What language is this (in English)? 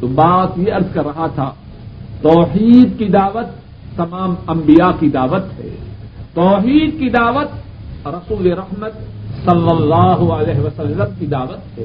Urdu